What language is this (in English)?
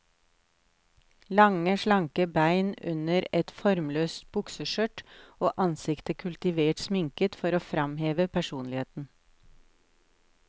Norwegian